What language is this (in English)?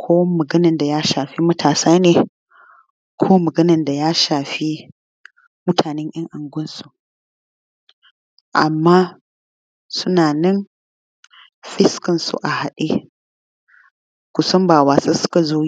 Hausa